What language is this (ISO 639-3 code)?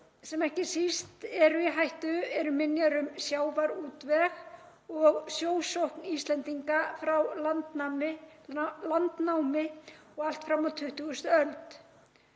isl